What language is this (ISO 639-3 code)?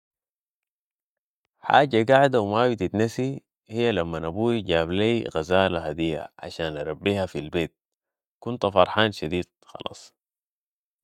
apd